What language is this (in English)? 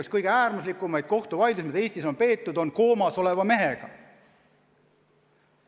Estonian